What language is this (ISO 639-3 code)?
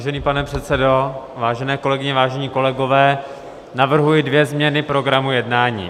ces